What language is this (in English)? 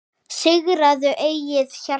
Icelandic